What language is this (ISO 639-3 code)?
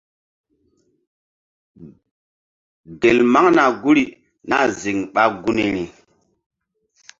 mdd